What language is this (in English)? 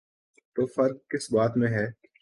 Urdu